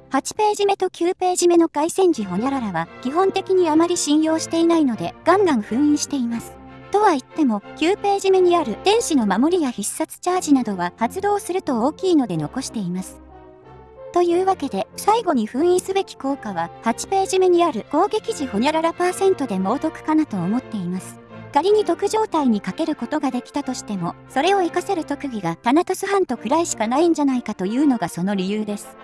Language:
Japanese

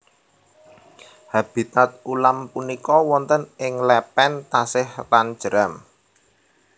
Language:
Javanese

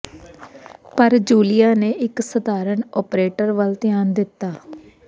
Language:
Punjabi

